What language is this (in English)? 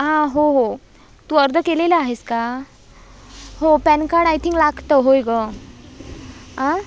Marathi